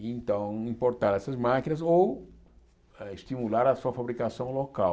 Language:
Portuguese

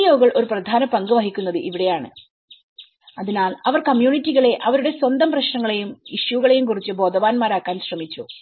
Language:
Malayalam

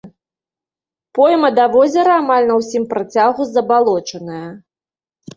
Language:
Belarusian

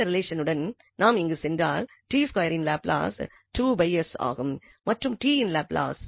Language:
Tamil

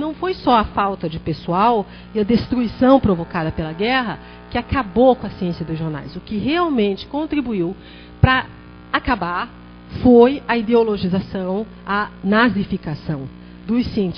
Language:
Portuguese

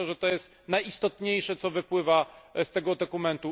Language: Polish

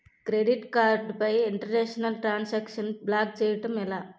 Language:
Telugu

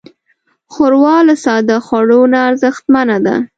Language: Pashto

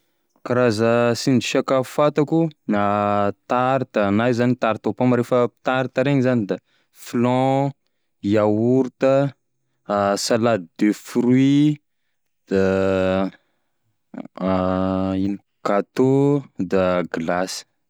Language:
Tesaka Malagasy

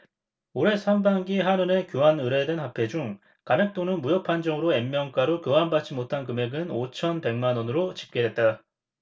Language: Korean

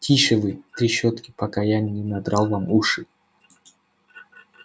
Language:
Russian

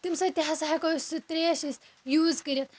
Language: Kashmiri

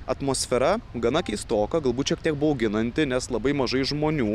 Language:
Lithuanian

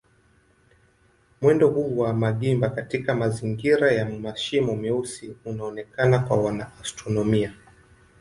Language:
Swahili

